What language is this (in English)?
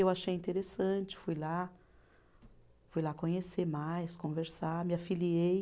Portuguese